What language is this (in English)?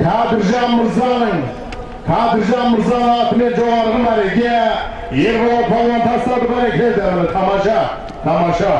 Turkish